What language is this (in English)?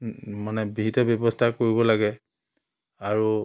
Assamese